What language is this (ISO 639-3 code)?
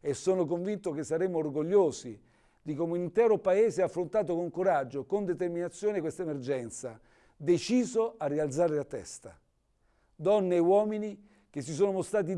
ita